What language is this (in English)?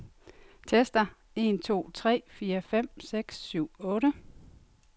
Danish